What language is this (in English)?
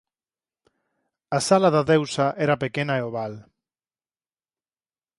Galician